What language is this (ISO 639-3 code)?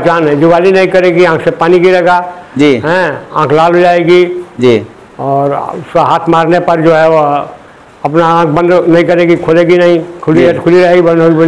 hin